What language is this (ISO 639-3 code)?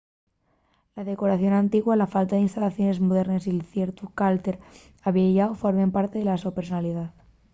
ast